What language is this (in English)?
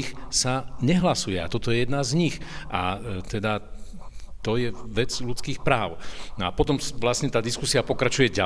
Slovak